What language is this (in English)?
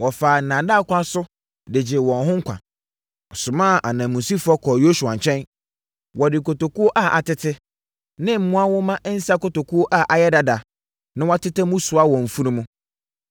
Akan